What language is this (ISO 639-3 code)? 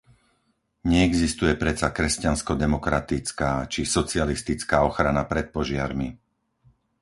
slk